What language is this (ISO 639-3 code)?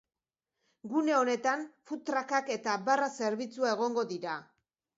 eus